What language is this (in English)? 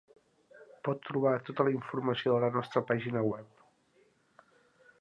Catalan